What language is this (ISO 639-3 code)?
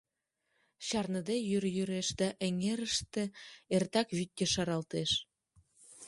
chm